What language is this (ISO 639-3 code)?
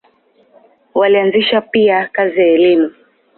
swa